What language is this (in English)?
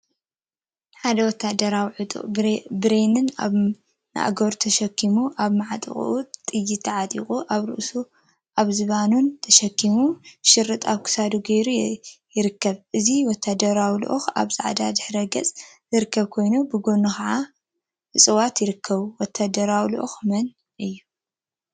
Tigrinya